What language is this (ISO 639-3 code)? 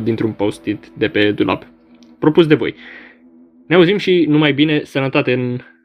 ron